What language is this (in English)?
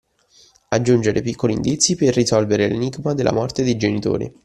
Italian